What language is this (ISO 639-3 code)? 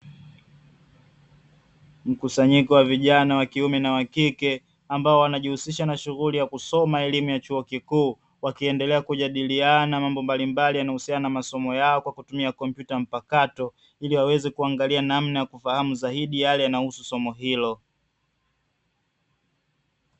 swa